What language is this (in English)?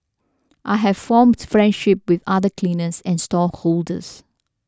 English